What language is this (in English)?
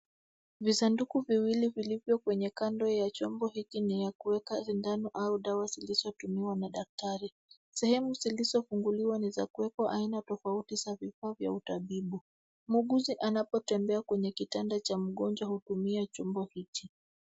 Swahili